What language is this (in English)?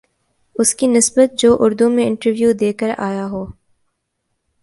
Urdu